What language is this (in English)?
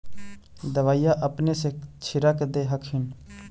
Magahi